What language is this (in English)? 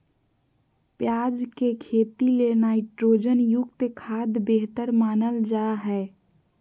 Magahi